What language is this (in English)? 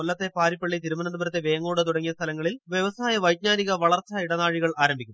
Malayalam